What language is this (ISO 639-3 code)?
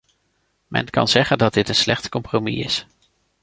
nld